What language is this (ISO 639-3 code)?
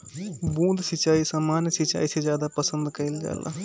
bho